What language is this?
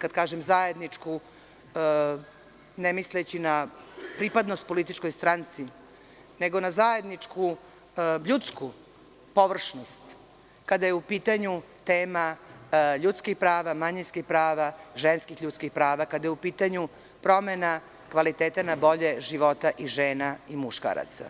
Serbian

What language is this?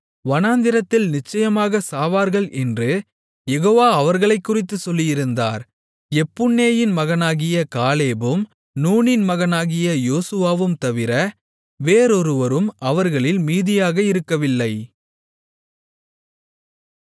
Tamil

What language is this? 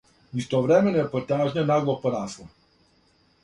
Serbian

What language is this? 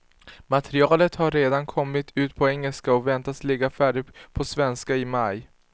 Swedish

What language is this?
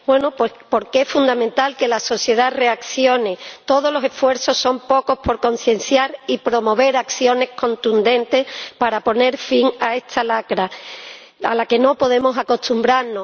Spanish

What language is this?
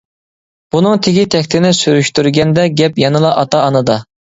Uyghur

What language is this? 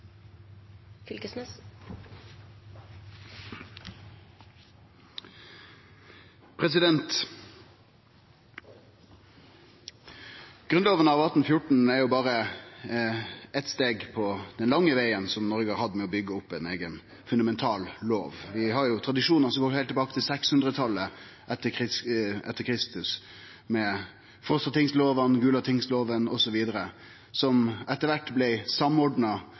Norwegian Nynorsk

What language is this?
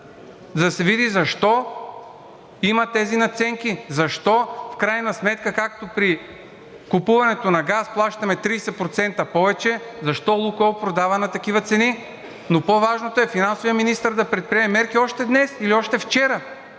Bulgarian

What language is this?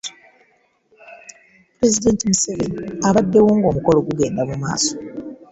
Ganda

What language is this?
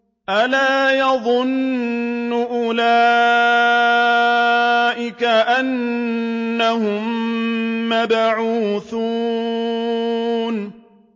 Arabic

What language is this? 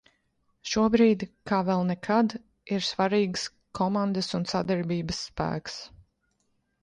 Latvian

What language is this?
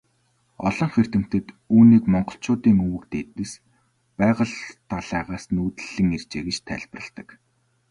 Mongolian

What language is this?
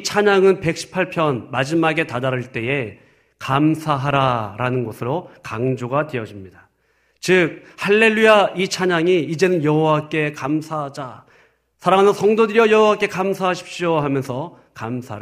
Korean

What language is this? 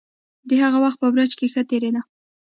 Pashto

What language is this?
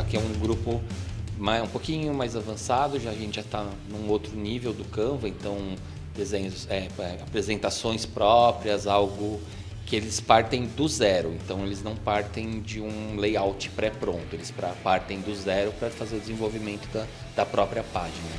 Portuguese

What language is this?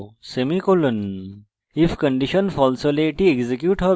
Bangla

